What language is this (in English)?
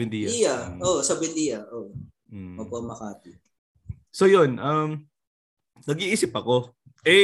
Filipino